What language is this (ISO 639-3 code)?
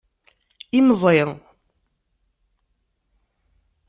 kab